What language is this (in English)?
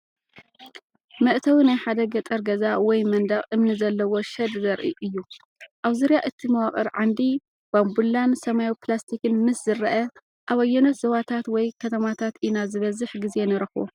Tigrinya